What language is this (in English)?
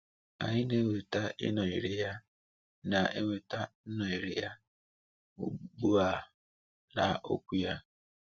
Igbo